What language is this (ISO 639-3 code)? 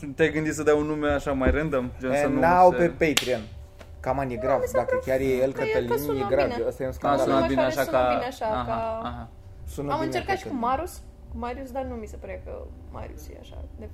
ron